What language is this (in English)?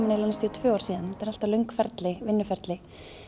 Icelandic